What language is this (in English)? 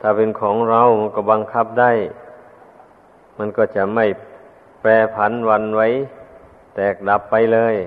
Thai